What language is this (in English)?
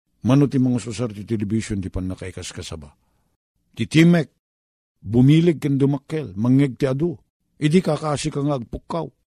Filipino